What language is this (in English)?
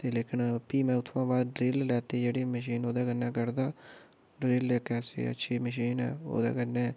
Dogri